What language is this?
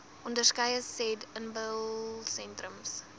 Afrikaans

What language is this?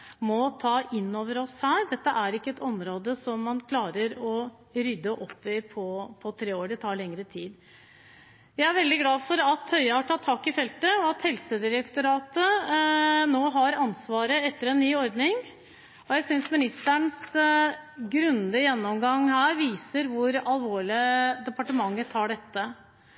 Norwegian Bokmål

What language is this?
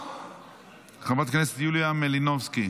Hebrew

